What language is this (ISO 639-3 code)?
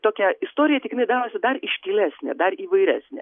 lit